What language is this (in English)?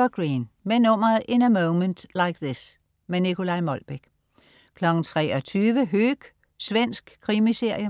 Danish